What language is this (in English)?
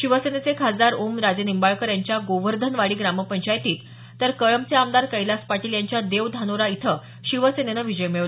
Marathi